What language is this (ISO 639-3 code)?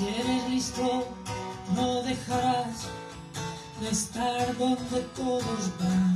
spa